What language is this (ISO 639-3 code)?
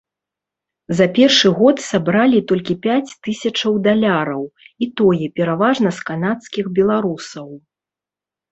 bel